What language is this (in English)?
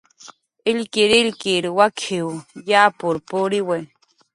Jaqaru